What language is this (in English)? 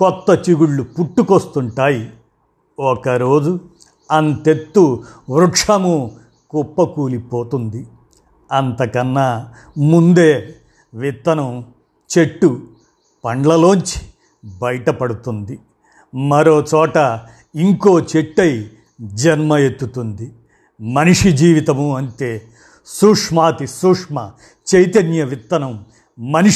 Telugu